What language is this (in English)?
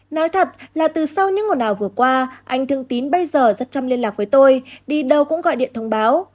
Vietnamese